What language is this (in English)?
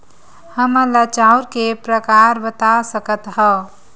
Chhattisgarhi